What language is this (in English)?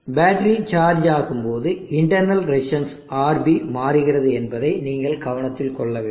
Tamil